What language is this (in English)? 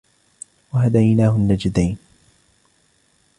Arabic